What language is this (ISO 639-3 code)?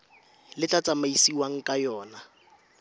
tsn